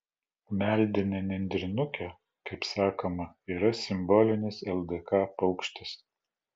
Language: Lithuanian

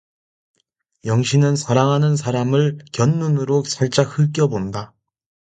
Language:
Korean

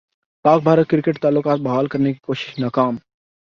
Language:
Urdu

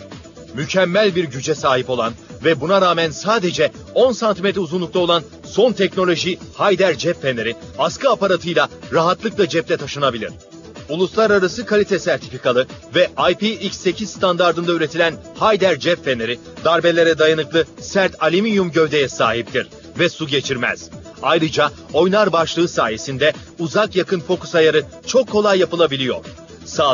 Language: Turkish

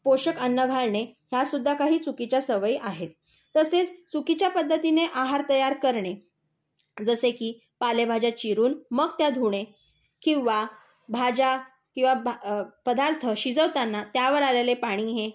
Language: Marathi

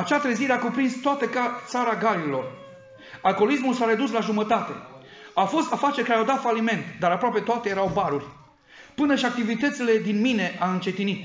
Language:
Romanian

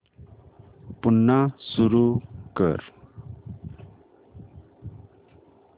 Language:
Marathi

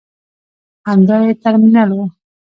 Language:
Pashto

